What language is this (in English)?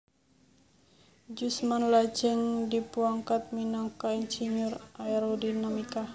Javanese